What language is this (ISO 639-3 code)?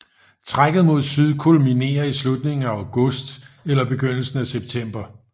dan